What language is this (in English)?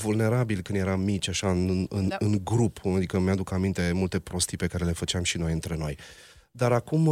Romanian